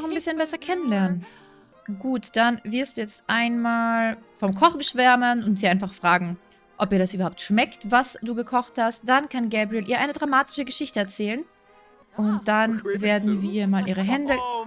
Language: German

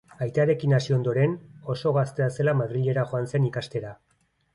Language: Basque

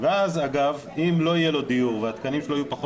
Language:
Hebrew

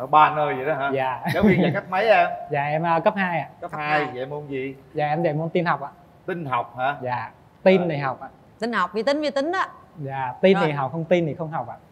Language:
Vietnamese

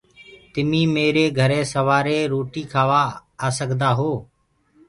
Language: Gurgula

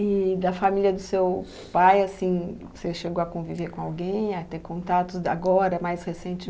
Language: Portuguese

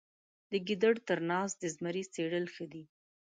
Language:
Pashto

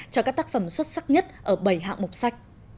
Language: Vietnamese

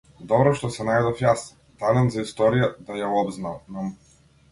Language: Macedonian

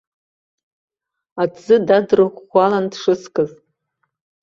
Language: Abkhazian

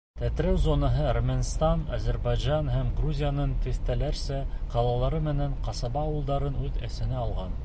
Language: Bashkir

